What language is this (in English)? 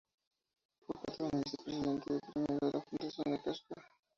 Spanish